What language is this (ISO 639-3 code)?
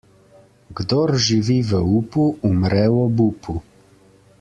slv